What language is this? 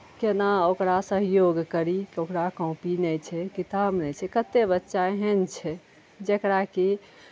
Maithili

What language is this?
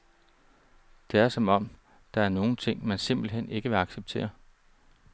Danish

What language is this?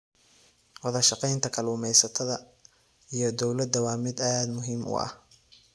Somali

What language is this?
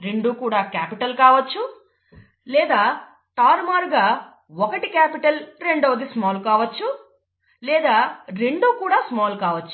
Telugu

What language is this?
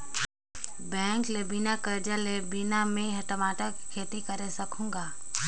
Chhattisgarhi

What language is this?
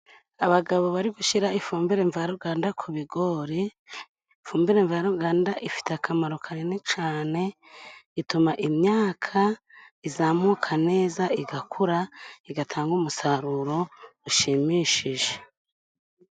Kinyarwanda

